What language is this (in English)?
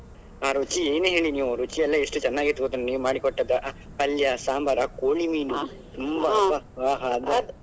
Kannada